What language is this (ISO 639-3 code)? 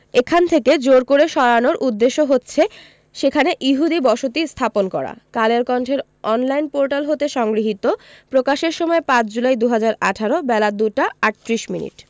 ben